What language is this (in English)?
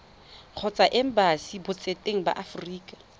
Tswana